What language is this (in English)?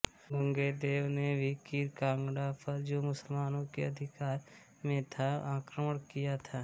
Hindi